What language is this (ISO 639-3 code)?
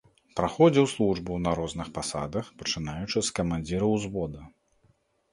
bel